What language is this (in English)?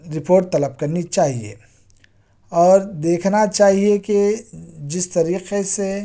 Urdu